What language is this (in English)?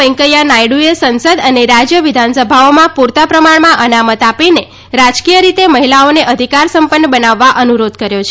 Gujarati